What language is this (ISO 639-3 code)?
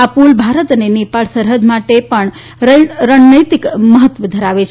guj